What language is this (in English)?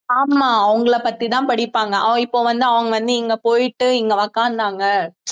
Tamil